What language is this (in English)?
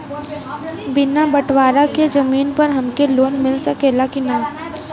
Bhojpuri